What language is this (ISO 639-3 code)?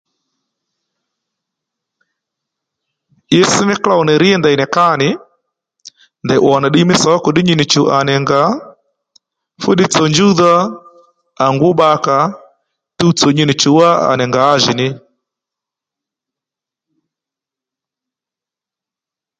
led